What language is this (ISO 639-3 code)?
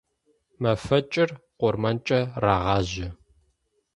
ady